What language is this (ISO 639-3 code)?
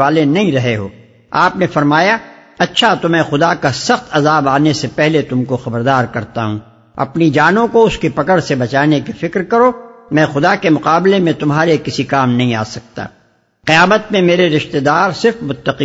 urd